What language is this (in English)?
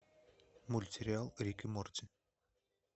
Russian